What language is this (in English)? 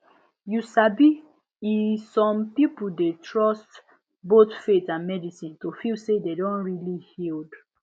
Nigerian Pidgin